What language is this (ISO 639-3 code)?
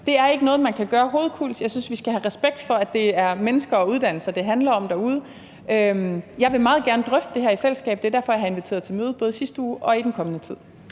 dan